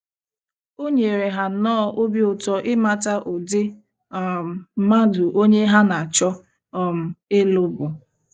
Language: Igbo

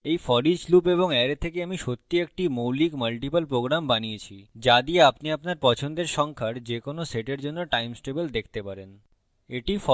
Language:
Bangla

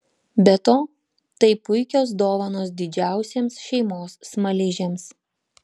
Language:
Lithuanian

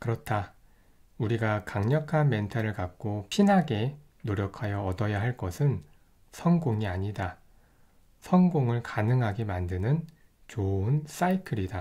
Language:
Korean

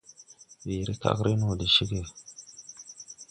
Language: Tupuri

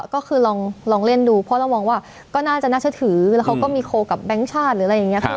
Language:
Thai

